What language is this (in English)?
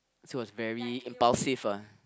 English